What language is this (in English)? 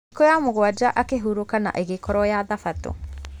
Kikuyu